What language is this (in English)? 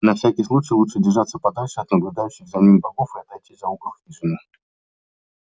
Russian